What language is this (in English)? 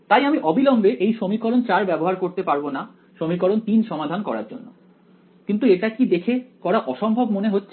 Bangla